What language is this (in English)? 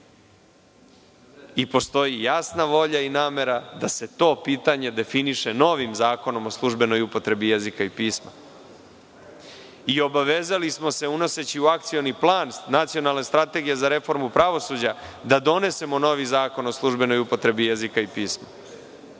Serbian